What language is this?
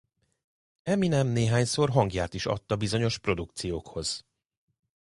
Hungarian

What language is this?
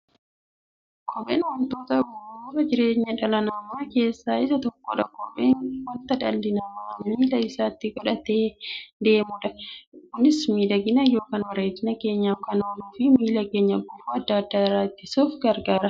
Oromo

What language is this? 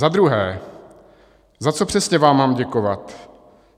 Czech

